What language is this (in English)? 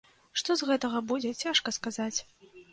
Belarusian